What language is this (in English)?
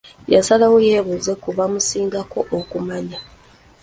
Ganda